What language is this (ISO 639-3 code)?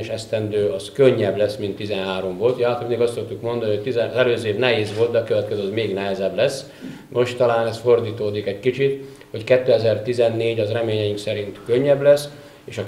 hun